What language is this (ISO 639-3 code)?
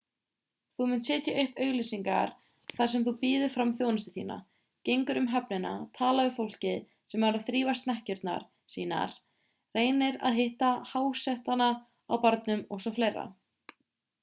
isl